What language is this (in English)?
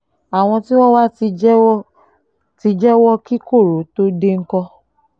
Yoruba